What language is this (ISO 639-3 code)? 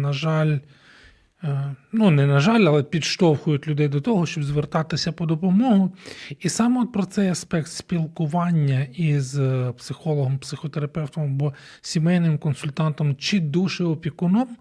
ukr